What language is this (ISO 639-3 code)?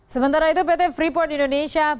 ind